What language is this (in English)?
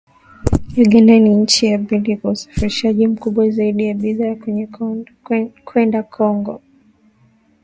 Swahili